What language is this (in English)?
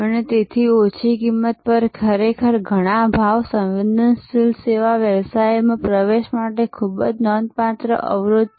Gujarati